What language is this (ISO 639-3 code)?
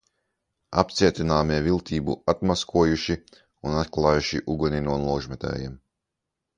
lav